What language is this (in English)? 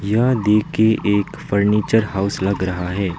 Hindi